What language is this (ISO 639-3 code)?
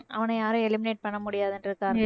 tam